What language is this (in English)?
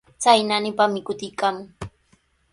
Sihuas Ancash Quechua